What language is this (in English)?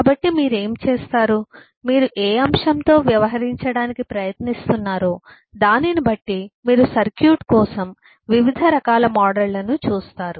Telugu